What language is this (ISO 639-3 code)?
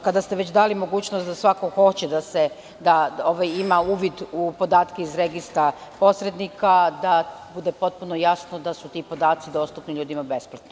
srp